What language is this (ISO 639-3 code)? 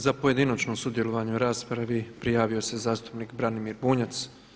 hrv